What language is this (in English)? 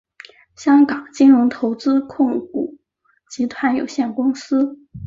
Chinese